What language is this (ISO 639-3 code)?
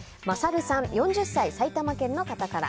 jpn